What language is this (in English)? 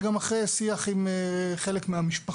Hebrew